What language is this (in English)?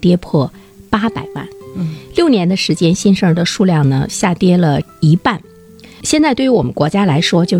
Chinese